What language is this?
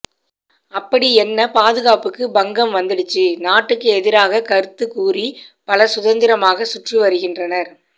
Tamil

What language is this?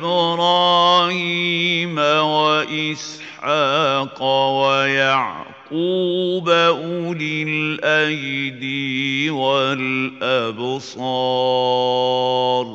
Arabic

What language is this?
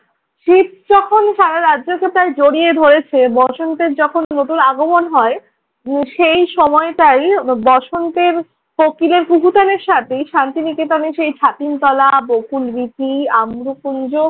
Bangla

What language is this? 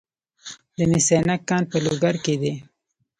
Pashto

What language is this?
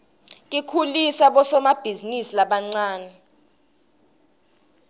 Swati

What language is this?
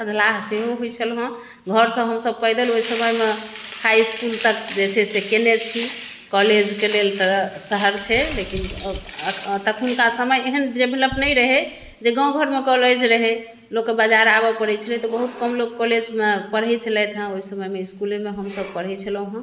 Maithili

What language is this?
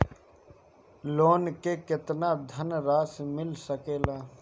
Bhojpuri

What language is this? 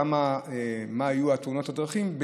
Hebrew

